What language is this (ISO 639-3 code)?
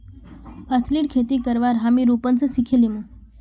mag